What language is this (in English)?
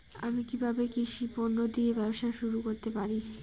Bangla